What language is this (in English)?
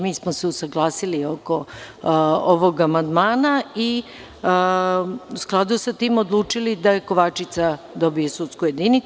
Serbian